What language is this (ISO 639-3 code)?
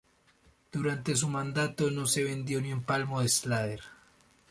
spa